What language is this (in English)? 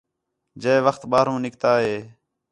Khetrani